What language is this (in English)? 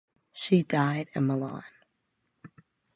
English